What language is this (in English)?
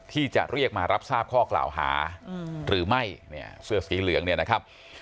Thai